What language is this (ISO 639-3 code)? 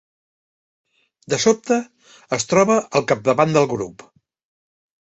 cat